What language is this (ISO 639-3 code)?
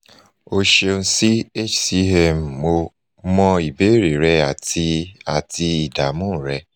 yor